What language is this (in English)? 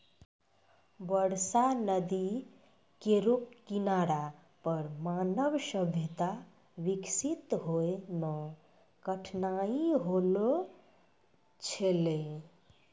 Maithili